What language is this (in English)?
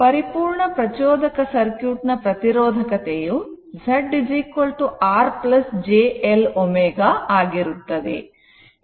Kannada